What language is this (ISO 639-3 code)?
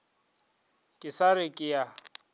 nso